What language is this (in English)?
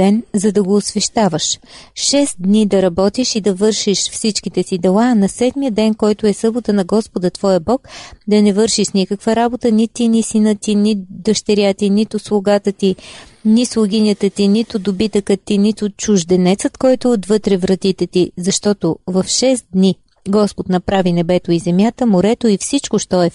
Bulgarian